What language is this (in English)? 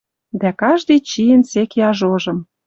Western Mari